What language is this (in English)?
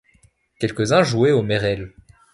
French